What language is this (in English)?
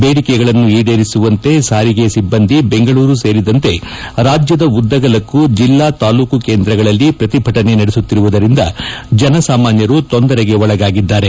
Kannada